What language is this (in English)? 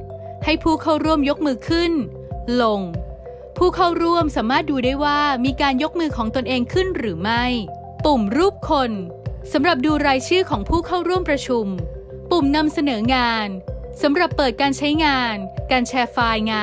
Thai